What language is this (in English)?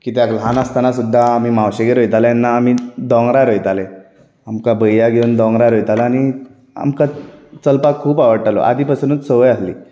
Konkani